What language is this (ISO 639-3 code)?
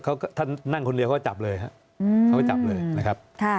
tha